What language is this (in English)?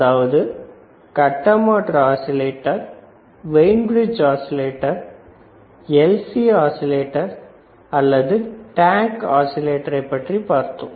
Tamil